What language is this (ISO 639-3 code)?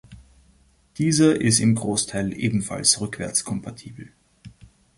deu